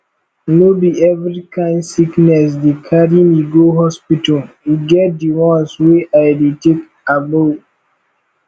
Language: Nigerian Pidgin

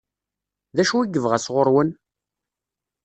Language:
Kabyle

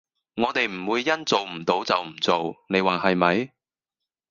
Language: Cantonese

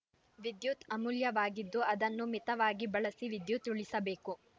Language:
Kannada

